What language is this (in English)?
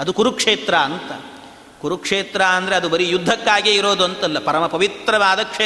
Kannada